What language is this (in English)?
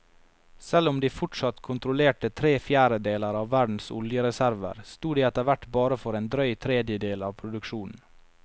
Norwegian